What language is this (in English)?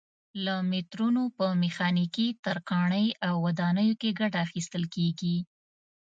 Pashto